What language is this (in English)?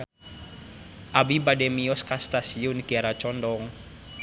Sundanese